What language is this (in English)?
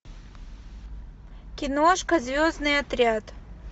Russian